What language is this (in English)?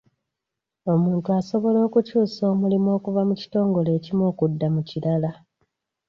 Ganda